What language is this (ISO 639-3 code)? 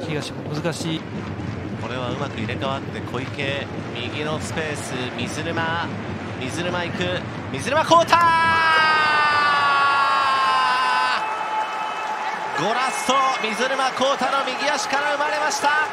jpn